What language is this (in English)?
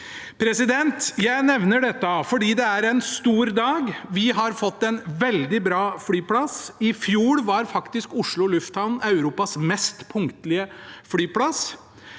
Norwegian